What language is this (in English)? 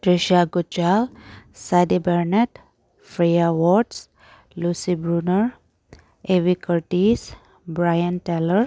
Manipuri